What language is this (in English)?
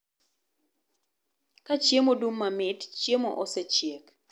Luo (Kenya and Tanzania)